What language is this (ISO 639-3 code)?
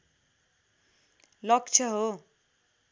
nep